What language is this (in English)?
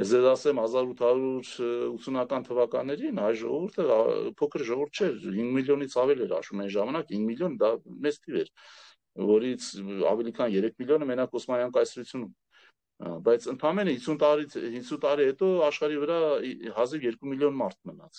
Romanian